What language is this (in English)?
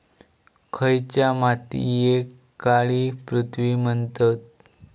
Marathi